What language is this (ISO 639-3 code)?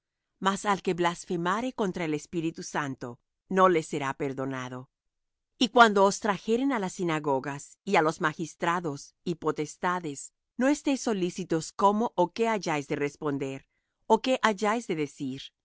spa